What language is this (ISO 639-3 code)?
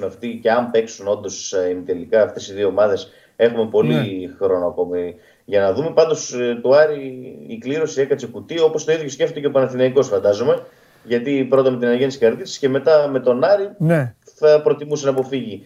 ell